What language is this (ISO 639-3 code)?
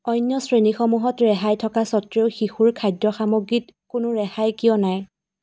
asm